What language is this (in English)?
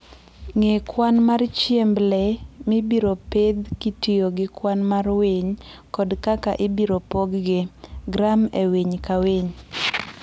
Luo (Kenya and Tanzania)